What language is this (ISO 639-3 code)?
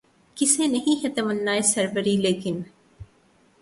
urd